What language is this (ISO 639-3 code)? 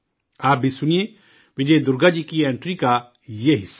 urd